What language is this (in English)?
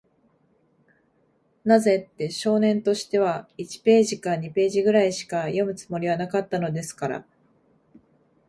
Japanese